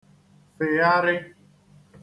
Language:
Igbo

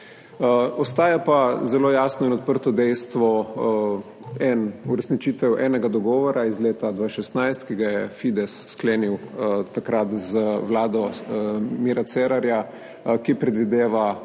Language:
Slovenian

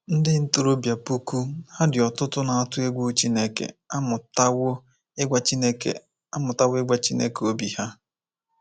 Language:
Igbo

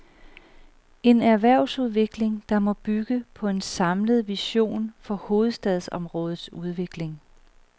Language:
Danish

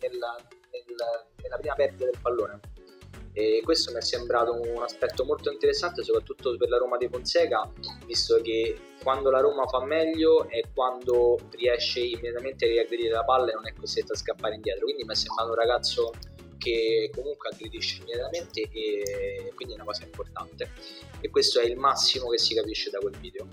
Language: Italian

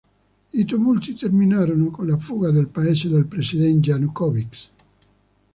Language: Italian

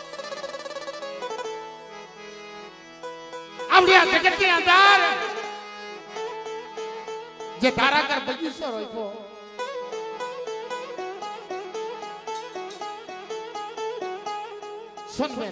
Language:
Thai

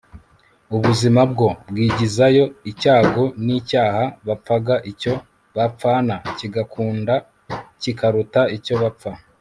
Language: Kinyarwanda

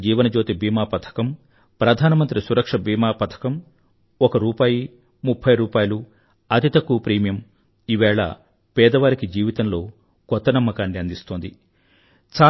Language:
Telugu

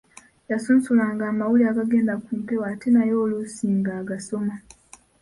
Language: Ganda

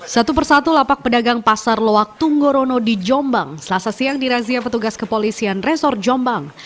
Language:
Indonesian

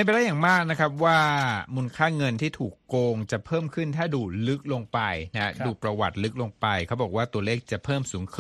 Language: Thai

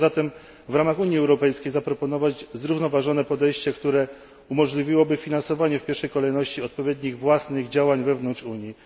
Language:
Polish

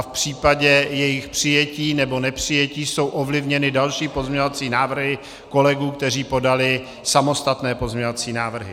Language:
Czech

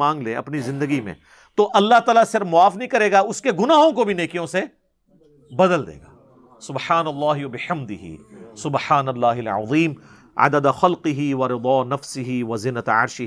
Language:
Urdu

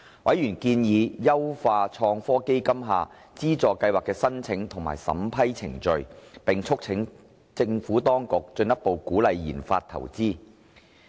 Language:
Cantonese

